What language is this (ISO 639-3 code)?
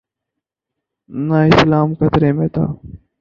urd